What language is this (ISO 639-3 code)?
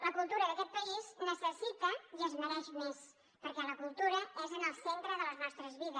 cat